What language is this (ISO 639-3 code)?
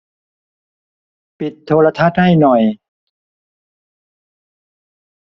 tha